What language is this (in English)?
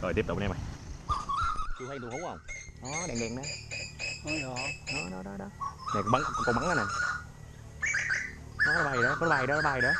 Vietnamese